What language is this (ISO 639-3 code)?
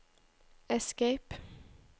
nor